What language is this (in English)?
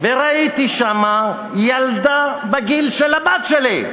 Hebrew